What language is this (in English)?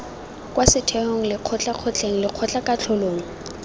Tswana